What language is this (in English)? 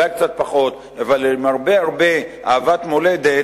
Hebrew